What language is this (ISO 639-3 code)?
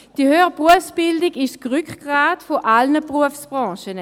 gsw